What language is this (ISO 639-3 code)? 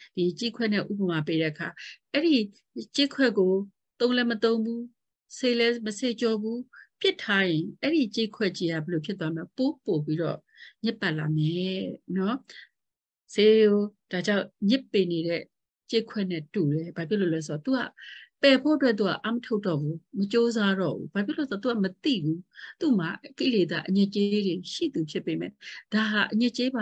vie